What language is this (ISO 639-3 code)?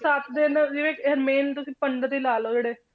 pan